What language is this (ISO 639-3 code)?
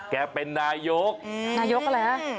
tha